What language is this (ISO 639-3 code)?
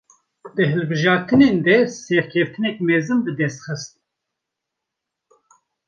kur